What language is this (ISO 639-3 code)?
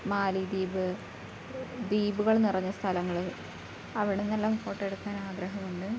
mal